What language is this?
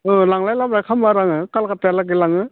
Bodo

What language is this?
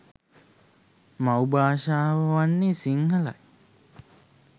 Sinhala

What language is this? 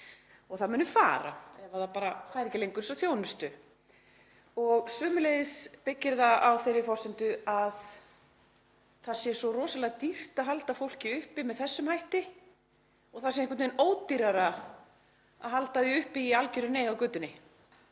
Icelandic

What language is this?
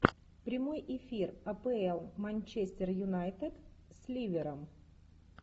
Russian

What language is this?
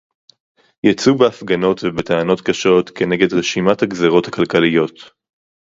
Hebrew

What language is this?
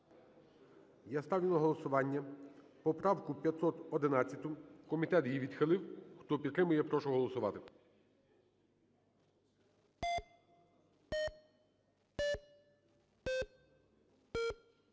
Ukrainian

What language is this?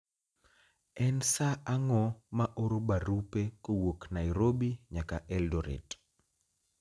Luo (Kenya and Tanzania)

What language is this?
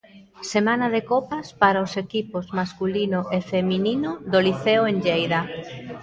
Galician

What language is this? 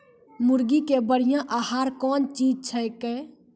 Maithili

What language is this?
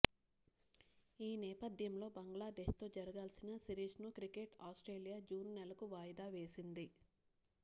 Telugu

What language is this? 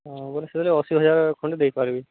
Odia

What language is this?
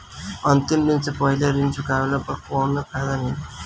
Bhojpuri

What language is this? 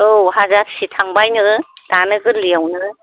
Bodo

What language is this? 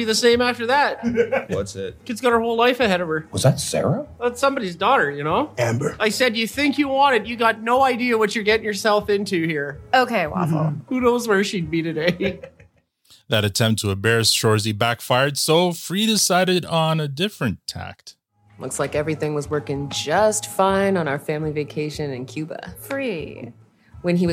English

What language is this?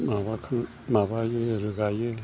Bodo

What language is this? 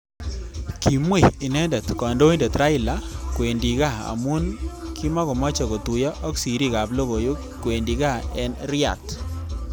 Kalenjin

